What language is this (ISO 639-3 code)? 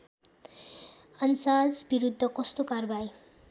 nep